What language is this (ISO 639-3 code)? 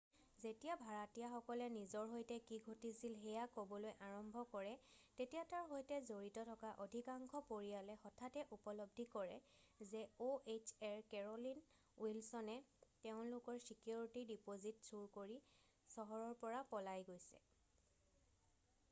asm